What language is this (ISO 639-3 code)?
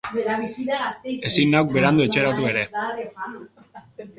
eus